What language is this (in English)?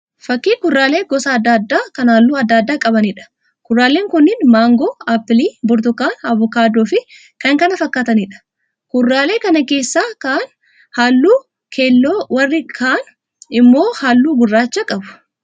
Oromo